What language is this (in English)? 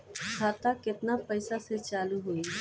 Bhojpuri